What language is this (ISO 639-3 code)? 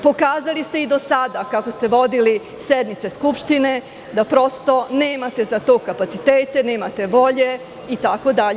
srp